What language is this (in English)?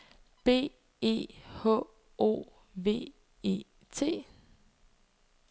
Danish